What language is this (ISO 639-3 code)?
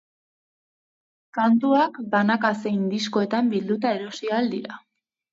eus